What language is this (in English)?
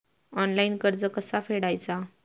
Marathi